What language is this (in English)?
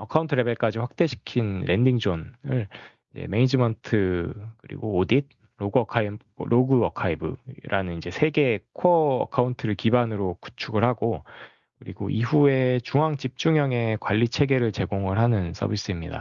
Korean